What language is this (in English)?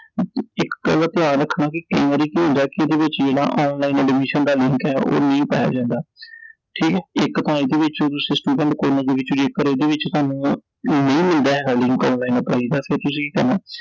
Punjabi